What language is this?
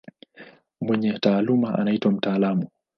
Swahili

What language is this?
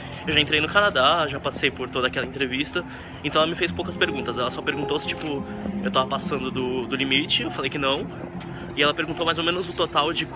Portuguese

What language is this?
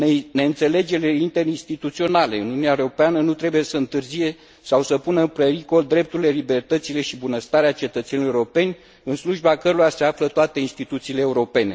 Romanian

